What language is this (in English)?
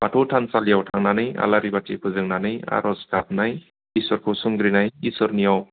Bodo